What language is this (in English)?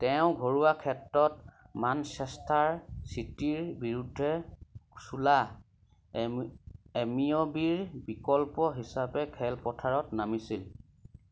Assamese